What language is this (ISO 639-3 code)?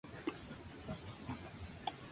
spa